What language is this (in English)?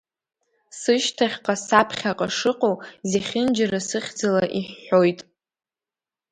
Abkhazian